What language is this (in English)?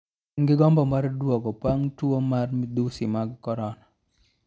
Luo (Kenya and Tanzania)